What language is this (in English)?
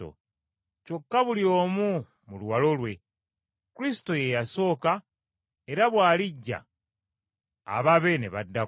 Ganda